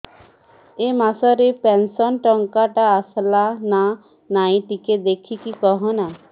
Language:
Odia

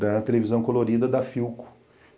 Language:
Portuguese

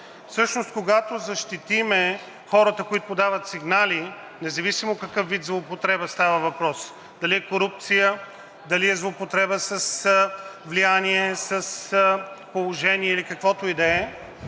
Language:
Bulgarian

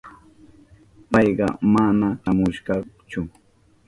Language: Southern Pastaza Quechua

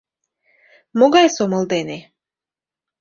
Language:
Mari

